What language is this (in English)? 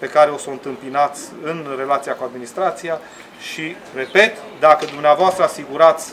Romanian